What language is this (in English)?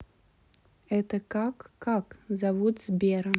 Russian